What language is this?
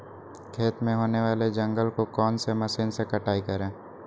Magahi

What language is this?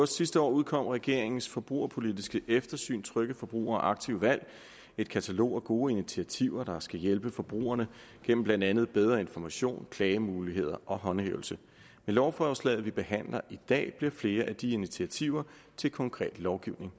Danish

